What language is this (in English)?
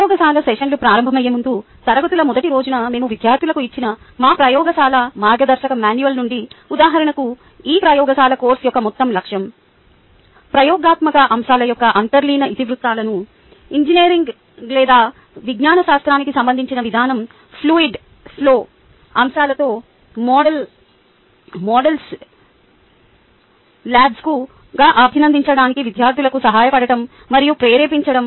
Telugu